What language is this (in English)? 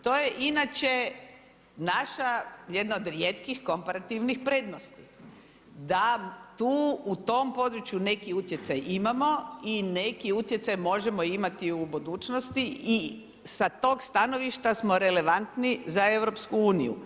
Croatian